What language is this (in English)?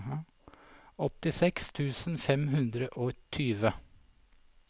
Norwegian